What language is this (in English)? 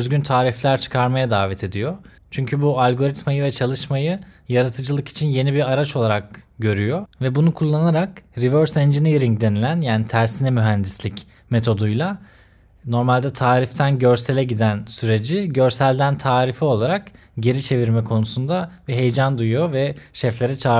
Turkish